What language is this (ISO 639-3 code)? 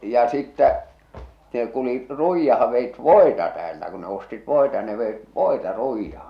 fin